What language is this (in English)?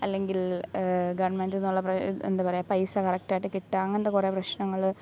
Malayalam